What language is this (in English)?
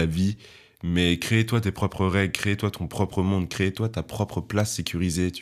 French